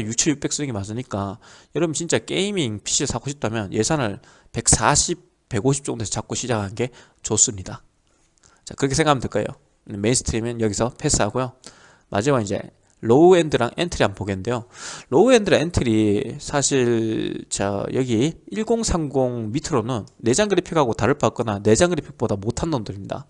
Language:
Korean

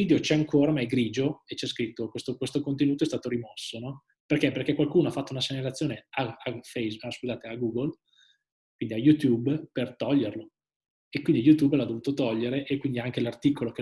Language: Italian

